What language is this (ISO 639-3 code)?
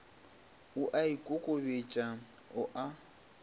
nso